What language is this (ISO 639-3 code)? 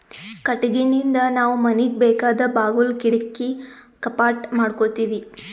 kan